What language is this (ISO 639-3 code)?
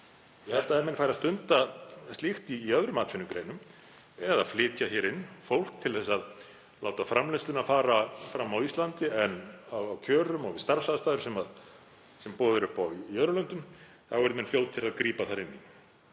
isl